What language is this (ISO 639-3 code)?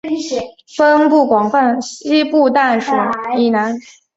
zho